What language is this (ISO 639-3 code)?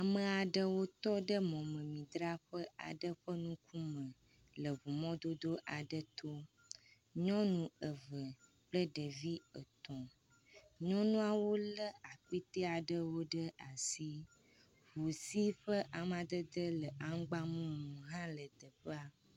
ewe